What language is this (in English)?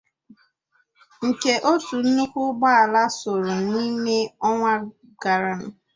Igbo